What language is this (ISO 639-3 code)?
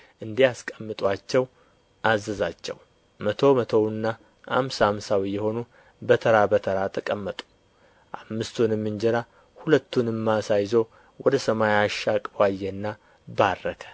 amh